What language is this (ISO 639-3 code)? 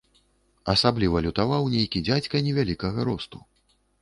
bel